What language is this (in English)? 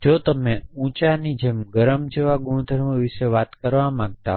Gujarati